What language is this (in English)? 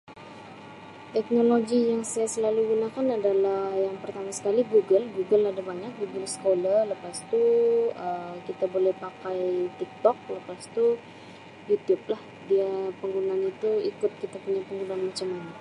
Sabah Malay